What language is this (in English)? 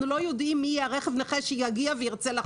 Hebrew